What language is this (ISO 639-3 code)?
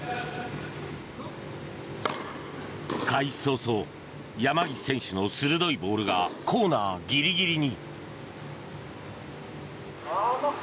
jpn